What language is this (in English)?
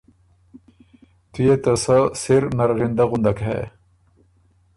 Ormuri